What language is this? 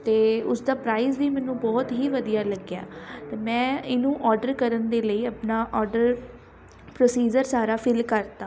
Punjabi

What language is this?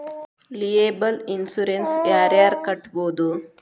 Kannada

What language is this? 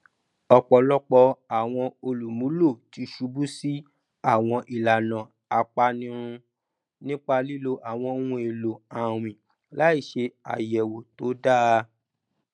Yoruba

